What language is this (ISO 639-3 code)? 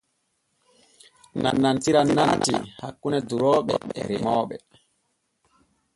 fue